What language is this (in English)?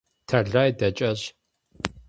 Kabardian